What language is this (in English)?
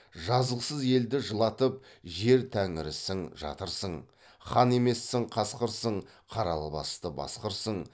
Kazakh